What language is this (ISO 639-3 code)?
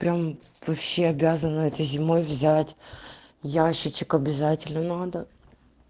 rus